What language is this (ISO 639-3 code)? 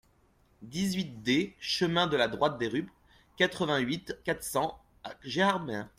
fra